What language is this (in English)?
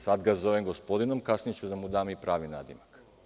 Serbian